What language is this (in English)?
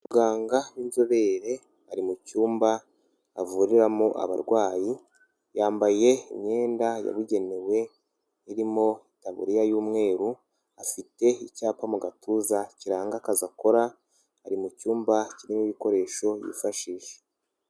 Kinyarwanda